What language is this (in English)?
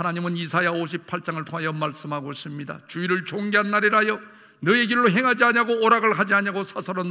Korean